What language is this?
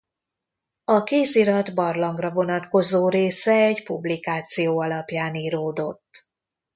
Hungarian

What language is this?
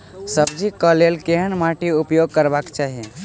Maithili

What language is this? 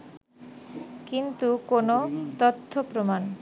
Bangla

